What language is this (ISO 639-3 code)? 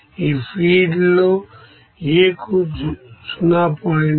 tel